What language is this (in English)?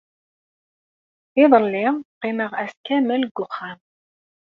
Kabyle